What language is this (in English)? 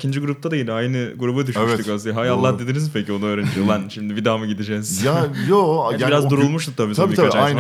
Turkish